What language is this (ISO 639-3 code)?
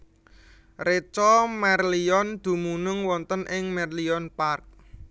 jav